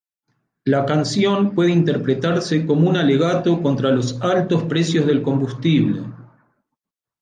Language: Spanish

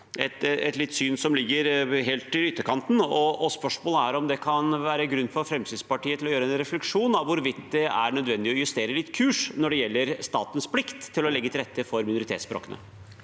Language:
Norwegian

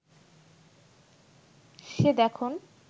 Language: Bangla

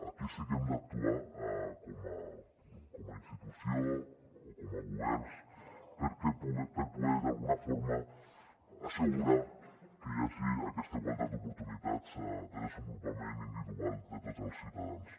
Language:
Catalan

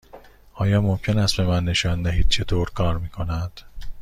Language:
Persian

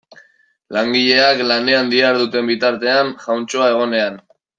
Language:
Basque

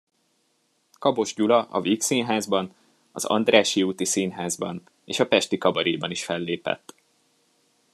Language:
Hungarian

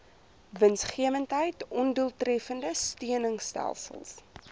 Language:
Afrikaans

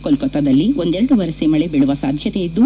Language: Kannada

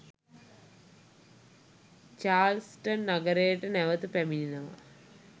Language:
Sinhala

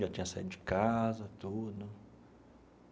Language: Portuguese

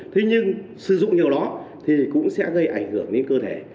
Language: Vietnamese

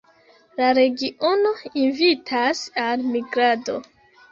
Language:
Esperanto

